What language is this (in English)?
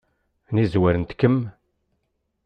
Kabyle